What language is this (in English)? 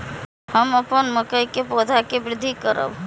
Maithili